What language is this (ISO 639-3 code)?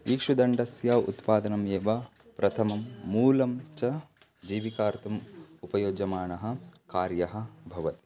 san